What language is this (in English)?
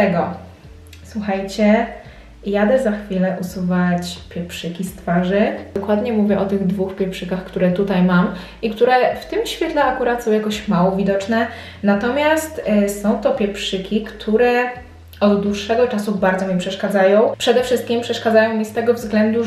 Polish